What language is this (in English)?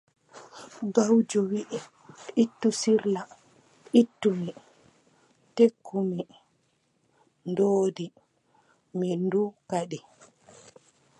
Adamawa Fulfulde